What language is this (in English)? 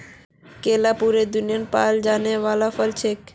Magahi